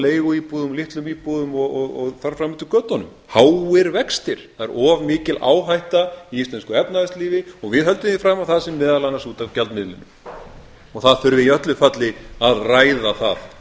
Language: Icelandic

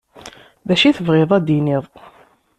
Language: Kabyle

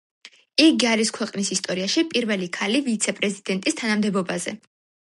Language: Georgian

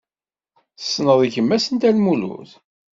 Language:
Kabyle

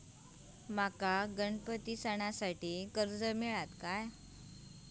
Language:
Marathi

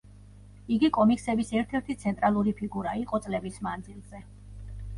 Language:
Georgian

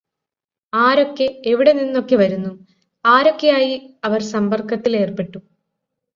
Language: Malayalam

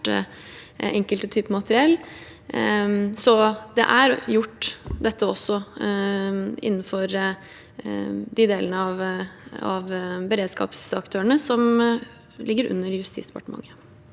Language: Norwegian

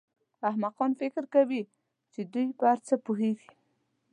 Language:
Pashto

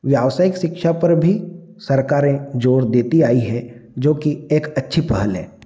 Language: Hindi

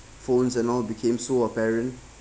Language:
English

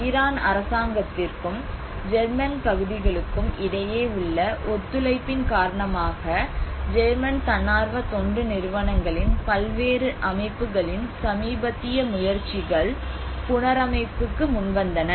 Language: Tamil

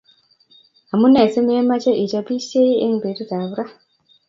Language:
Kalenjin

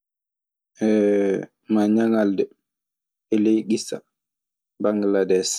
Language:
Maasina Fulfulde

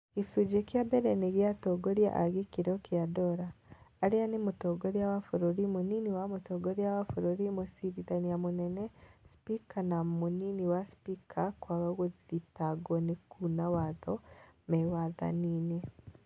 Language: Kikuyu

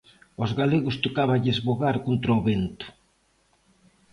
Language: Galician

